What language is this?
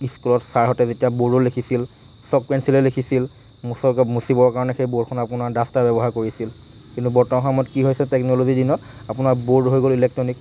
Assamese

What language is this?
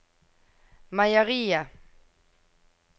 Norwegian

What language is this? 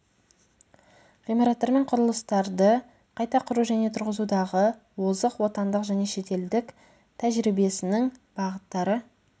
Kazakh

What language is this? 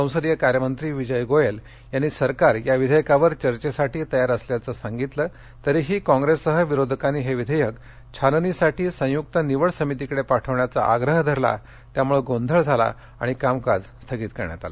Marathi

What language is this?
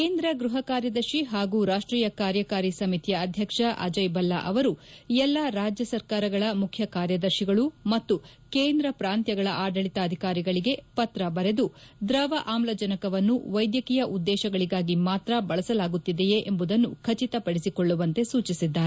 Kannada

